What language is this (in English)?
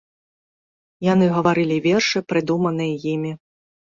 Belarusian